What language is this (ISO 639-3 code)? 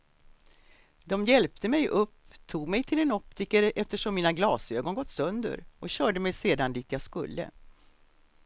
swe